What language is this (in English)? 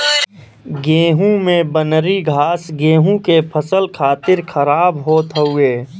Bhojpuri